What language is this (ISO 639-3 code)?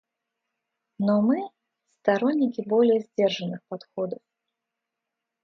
rus